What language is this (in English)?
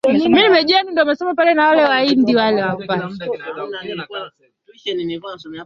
Swahili